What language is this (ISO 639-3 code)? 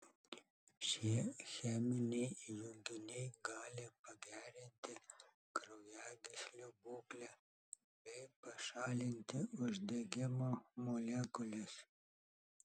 lit